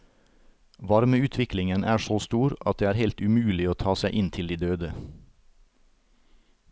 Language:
Norwegian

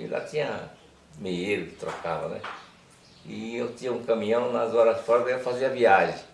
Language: Portuguese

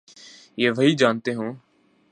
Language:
Urdu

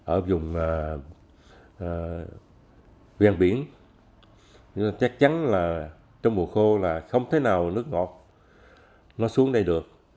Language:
Vietnamese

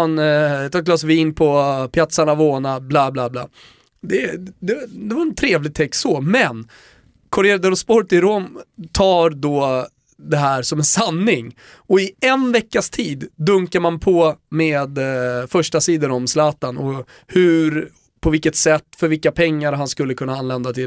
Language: Swedish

